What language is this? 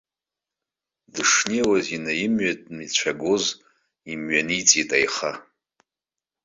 Abkhazian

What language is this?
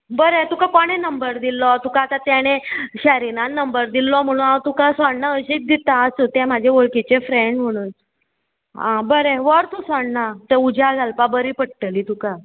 Konkani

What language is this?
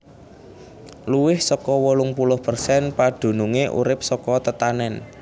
Javanese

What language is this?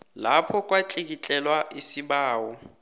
South Ndebele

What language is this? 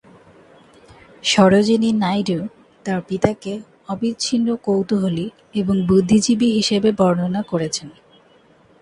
Bangla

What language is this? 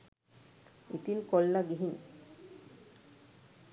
Sinhala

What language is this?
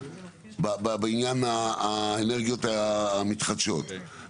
Hebrew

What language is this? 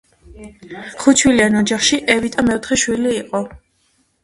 Georgian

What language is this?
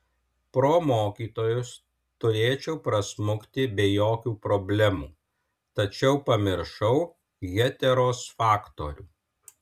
Lithuanian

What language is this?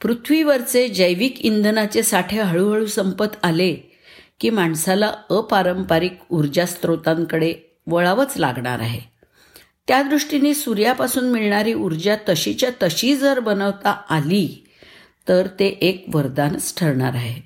Marathi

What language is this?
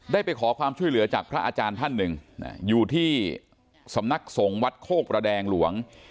Thai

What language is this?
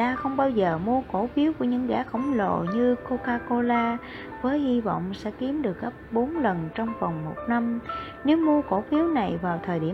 Vietnamese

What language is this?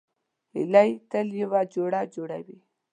Pashto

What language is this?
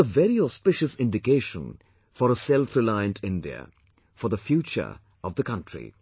English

